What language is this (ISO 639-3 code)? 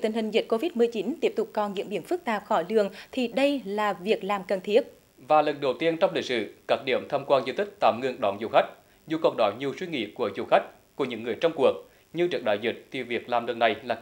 vie